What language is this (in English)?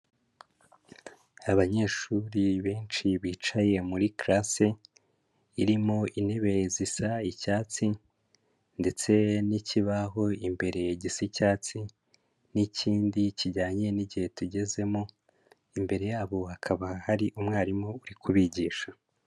Kinyarwanda